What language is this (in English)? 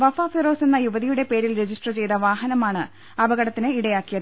Malayalam